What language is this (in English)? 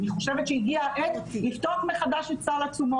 Hebrew